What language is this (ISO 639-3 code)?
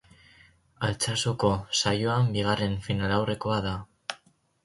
eus